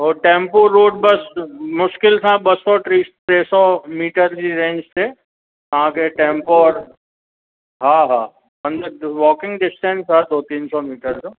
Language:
Sindhi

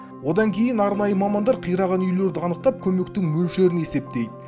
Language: Kazakh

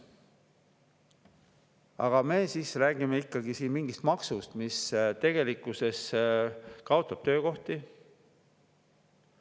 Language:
Estonian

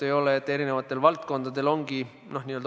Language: Estonian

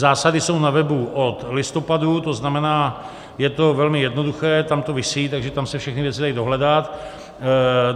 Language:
Czech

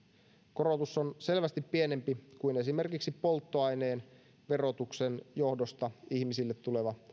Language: Finnish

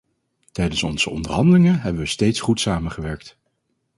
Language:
Dutch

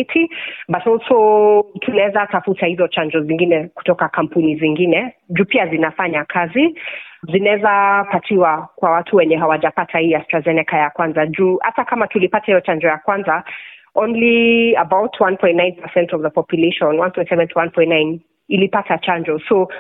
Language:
Swahili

